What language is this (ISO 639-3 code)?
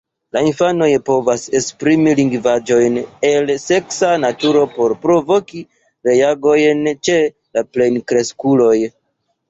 epo